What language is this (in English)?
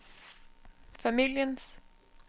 Danish